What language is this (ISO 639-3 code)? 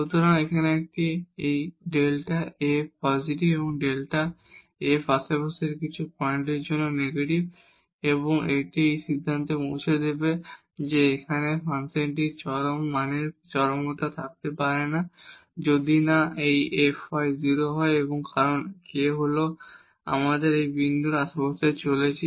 ben